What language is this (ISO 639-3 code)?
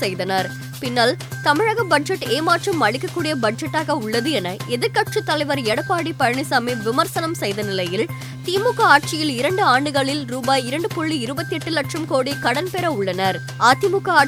tam